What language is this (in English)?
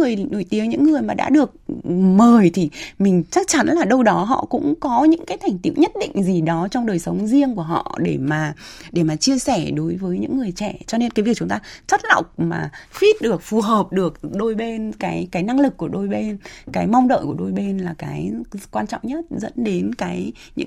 Vietnamese